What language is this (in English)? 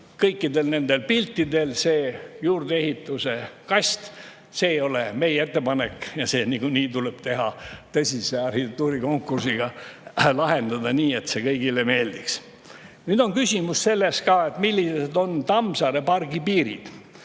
Estonian